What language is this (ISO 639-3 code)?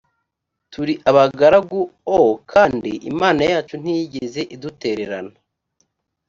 kin